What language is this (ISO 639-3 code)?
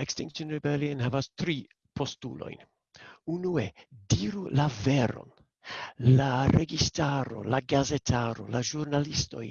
ita